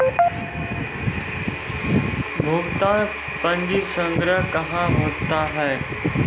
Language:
Maithili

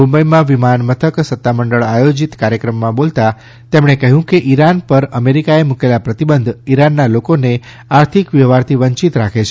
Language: Gujarati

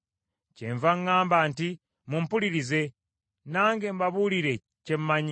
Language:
Ganda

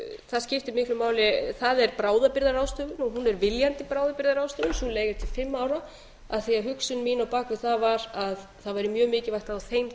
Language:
Icelandic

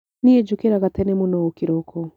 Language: Kikuyu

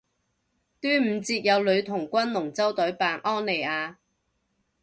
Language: Cantonese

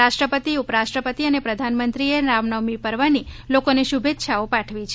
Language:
Gujarati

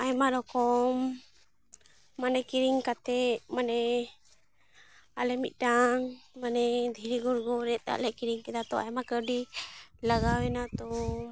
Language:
Santali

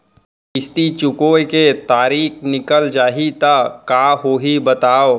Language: Chhattisgarhi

